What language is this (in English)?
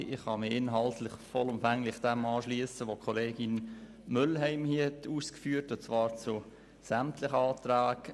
Swiss German